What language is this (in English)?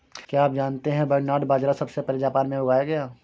Hindi